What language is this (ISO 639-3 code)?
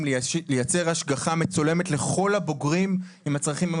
heb